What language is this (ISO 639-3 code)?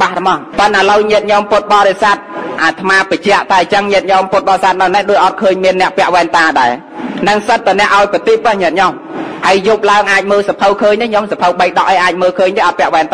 tha